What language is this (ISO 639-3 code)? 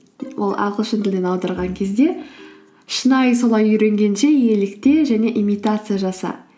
kaz